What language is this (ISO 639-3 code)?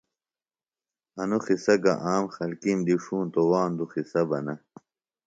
phl